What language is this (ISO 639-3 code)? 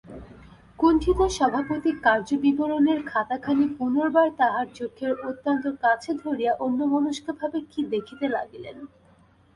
ben